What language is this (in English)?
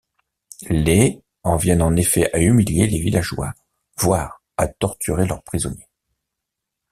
French